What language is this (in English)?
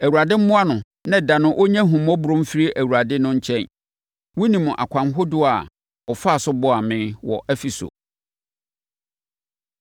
Akan